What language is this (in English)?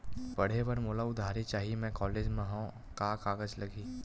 Chhattisgarhi